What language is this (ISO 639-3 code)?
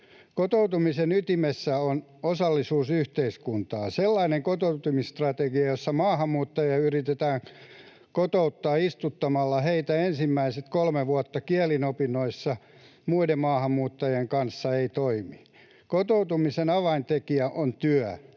fin